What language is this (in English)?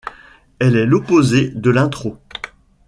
French